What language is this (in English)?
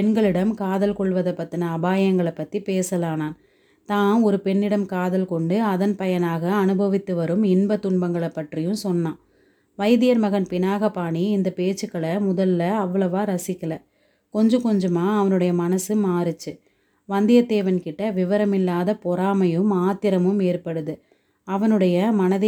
Tamil